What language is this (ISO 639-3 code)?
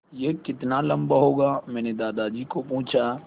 hin